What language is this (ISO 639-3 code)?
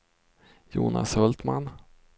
swe